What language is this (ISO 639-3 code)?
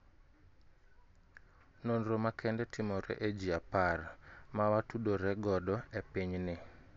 luo